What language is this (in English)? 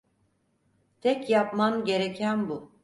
Turkish